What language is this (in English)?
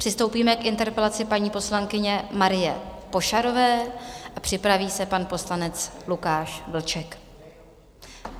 Czech